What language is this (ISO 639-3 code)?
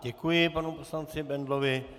ces